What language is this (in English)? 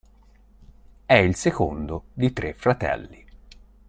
Italian